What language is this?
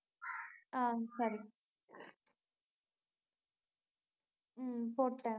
Tamil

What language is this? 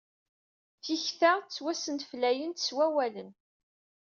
Kabyle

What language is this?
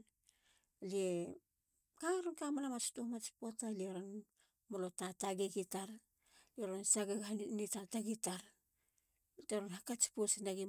Halia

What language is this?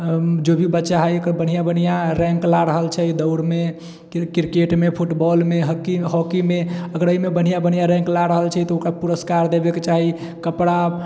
Maithili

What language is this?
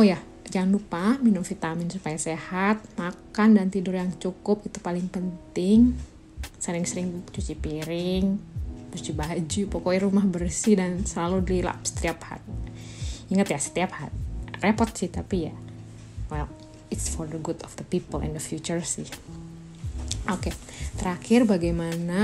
Indonesian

